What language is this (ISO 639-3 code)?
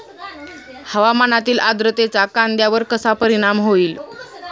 mar